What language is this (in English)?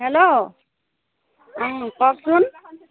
Assamese